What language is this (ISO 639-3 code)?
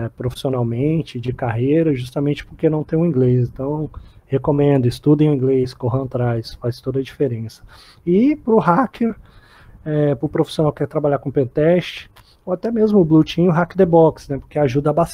por